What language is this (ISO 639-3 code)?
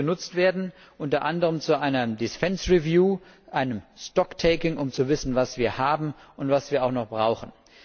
deu